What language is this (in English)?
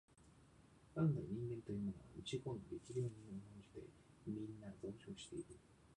Japanese